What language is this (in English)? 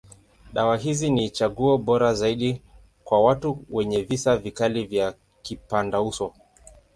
Swahili